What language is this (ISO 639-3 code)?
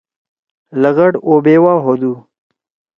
trw